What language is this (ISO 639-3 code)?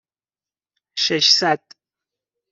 fas